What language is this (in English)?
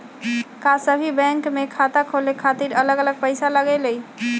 Magahi